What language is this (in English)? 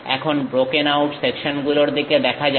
Bangla